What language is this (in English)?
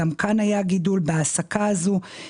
Hebrew